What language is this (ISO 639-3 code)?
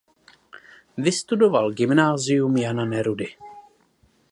ces